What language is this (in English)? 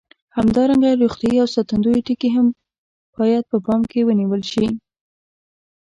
Pashto